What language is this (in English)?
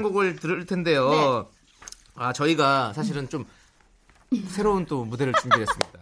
Korean